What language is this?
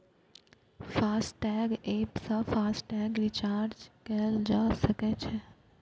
Maithili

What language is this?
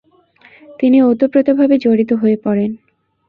Bangla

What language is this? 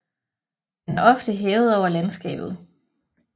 Danish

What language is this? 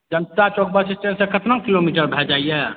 Maithili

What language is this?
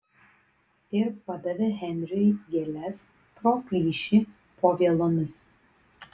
Lithuanian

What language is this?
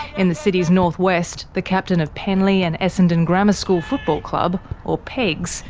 English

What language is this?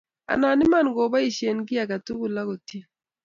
Kalenjin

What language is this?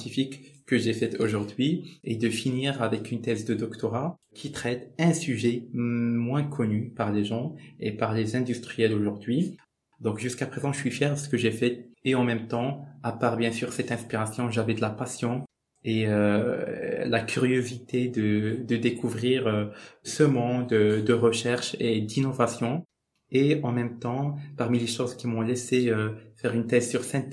French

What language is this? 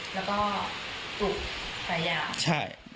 Thai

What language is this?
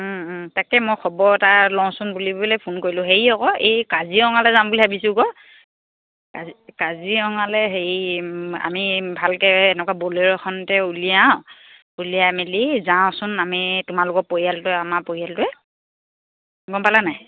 Assamese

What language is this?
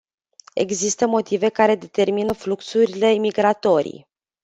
Romanian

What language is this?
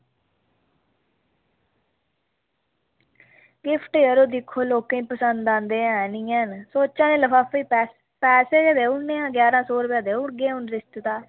Dogri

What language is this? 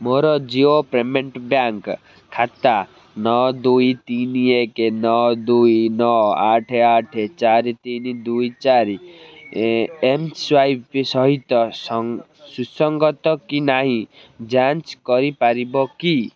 Odia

